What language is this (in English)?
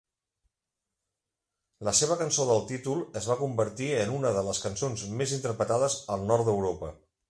Catalan